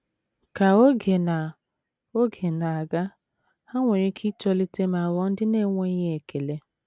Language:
Igbo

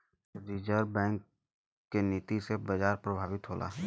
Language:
Bhojpuri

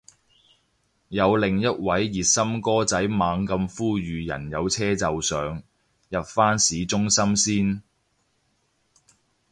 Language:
Cantonese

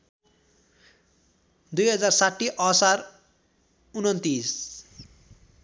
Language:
Nepali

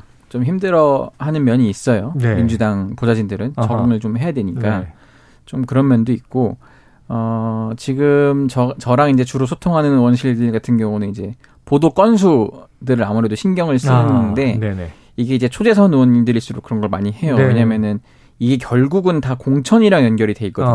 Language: Korean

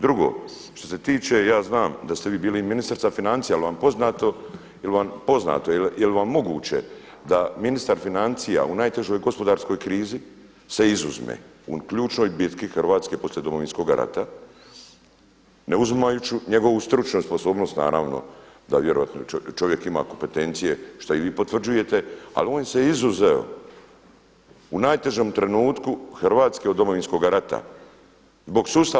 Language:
Croatian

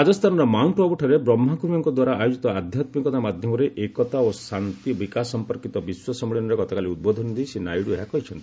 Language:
Odia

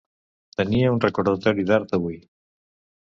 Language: Catalan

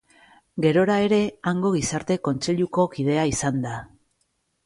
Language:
Basque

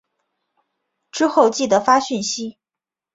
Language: Chinese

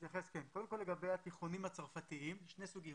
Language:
Hebrew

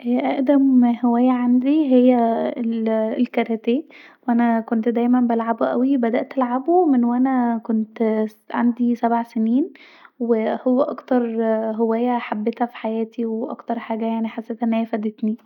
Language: Egyptian Arabic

